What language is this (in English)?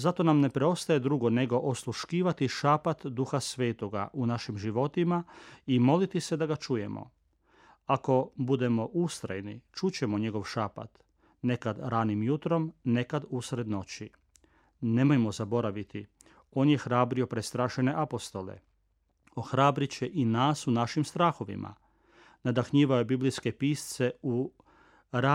Croatian